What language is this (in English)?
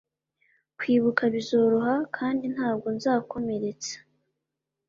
Kinyarwanda